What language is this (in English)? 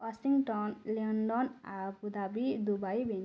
Odia